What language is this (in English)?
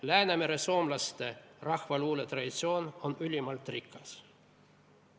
Estonian